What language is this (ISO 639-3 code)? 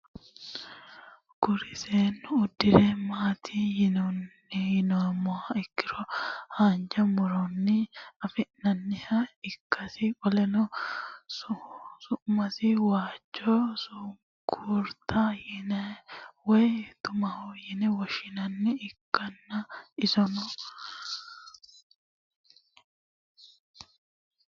sid